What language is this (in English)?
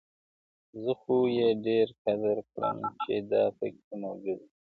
Pashto